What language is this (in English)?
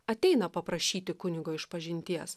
Lithuanian